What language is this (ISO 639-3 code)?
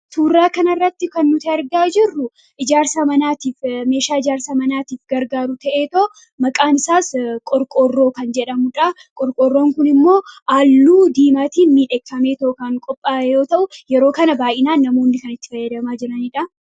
orm